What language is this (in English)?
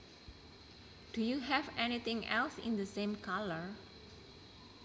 Javanese